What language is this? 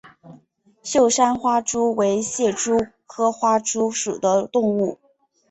Chinese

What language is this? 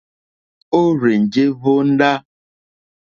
Mokpwe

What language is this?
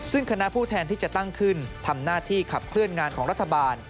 Thai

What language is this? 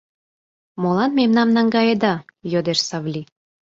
Mari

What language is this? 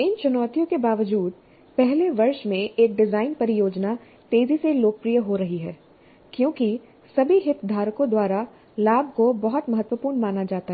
Hindi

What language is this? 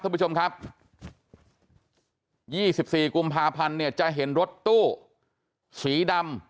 Thai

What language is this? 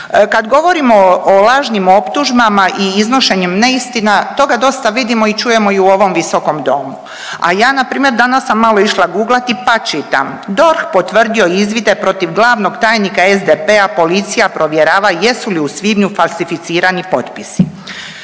Croatian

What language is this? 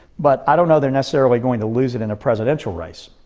English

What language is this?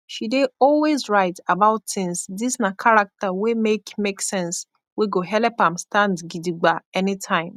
Nigerian Pidgin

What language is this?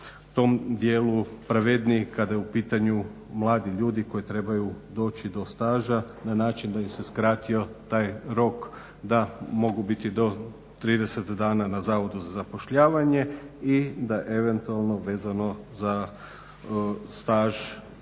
Croatian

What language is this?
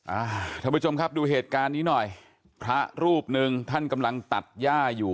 Thai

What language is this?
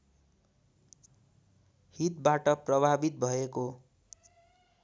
Nepali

